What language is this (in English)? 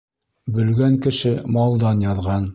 Bashkir